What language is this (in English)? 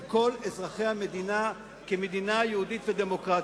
Hebrew